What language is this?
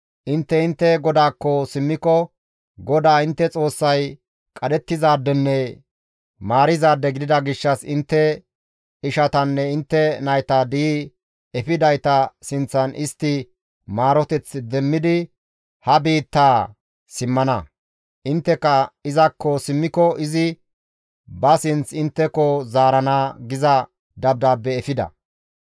Gamo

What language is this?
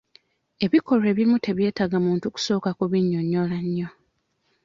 Ganda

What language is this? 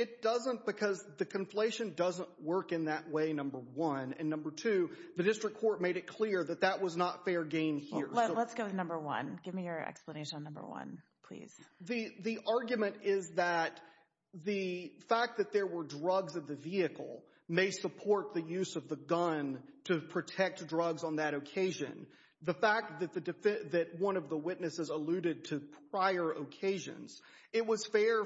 English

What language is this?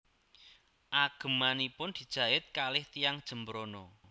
Javanese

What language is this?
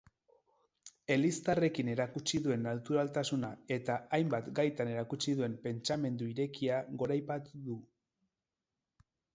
Basque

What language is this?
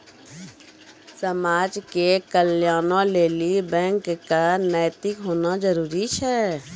Maithili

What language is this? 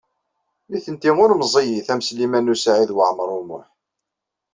Kabyle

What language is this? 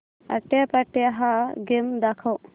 Marathi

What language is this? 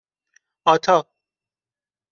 Persian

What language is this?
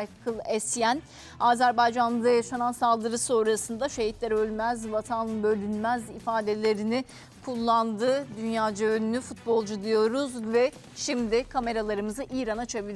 Turkish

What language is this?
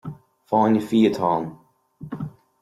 Irish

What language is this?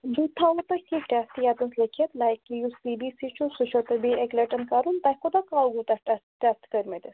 Kashmiri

